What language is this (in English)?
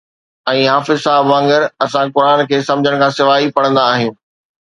Sindhi